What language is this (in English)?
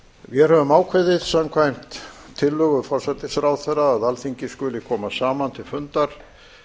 Icelandic